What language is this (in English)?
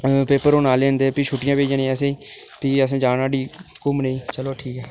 Dogri